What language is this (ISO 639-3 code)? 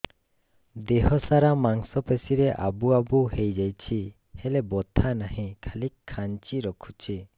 ori